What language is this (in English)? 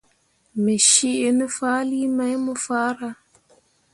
Mundang